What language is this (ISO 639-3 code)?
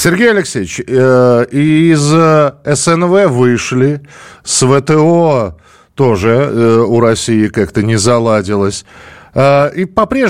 rus